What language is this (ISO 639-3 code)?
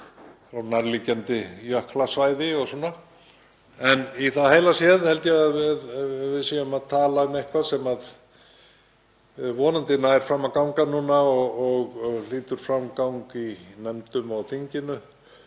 isl